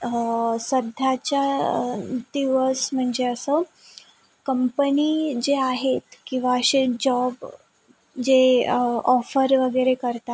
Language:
Marathi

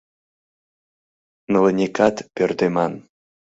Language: Mari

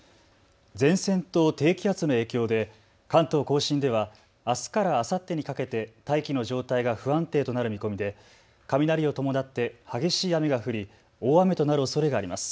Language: Japanese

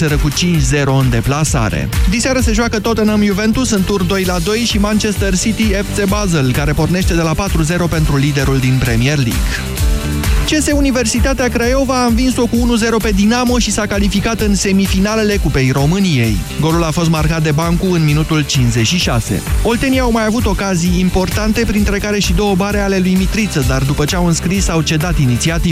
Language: Romanian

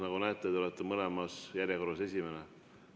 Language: Estonian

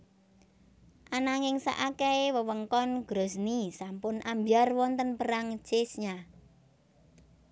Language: Javanese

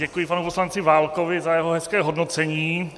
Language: Czech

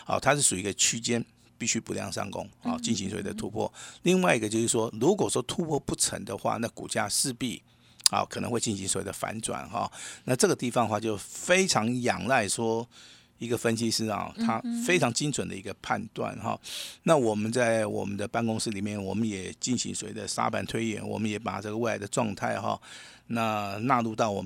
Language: Chinese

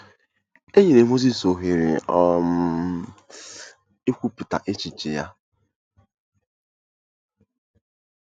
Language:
Igbo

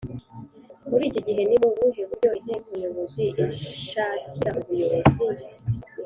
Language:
Kinyarwanda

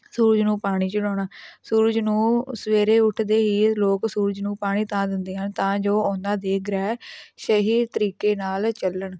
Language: Punjabi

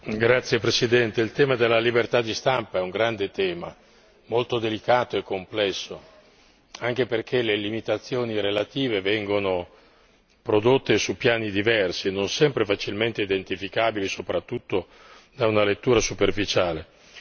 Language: Italian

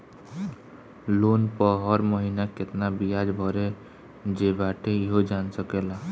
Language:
Bhojpuri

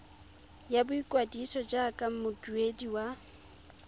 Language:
Tswana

